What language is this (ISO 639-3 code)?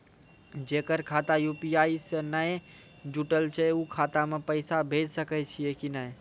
mai